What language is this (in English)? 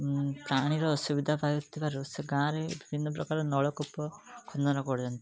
Odia